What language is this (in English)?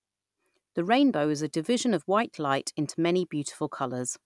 English